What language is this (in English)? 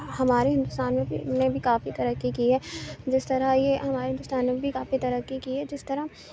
Urdu